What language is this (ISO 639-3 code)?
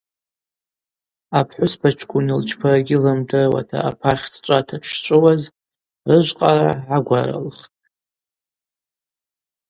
abq